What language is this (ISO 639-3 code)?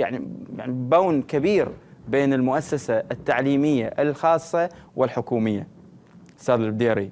ara